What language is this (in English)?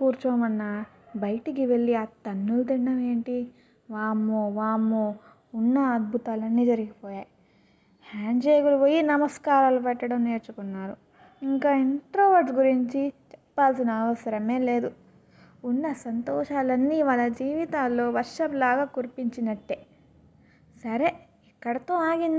Telugu